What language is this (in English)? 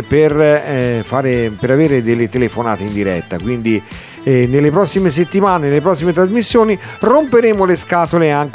Italian